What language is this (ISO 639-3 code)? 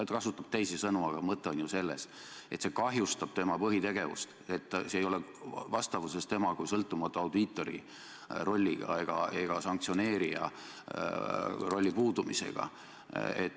est